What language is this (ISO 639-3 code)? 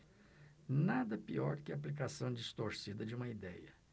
por